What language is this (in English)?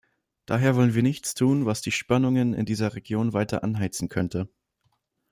German